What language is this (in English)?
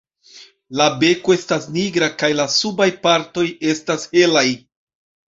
Esperanto